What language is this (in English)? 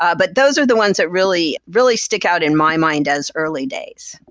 English